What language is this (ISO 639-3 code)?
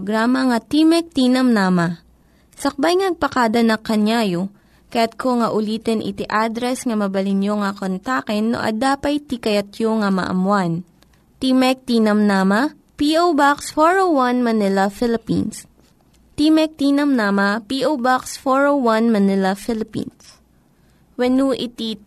fil